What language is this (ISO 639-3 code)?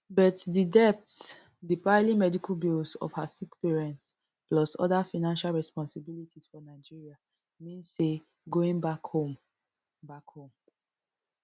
pcm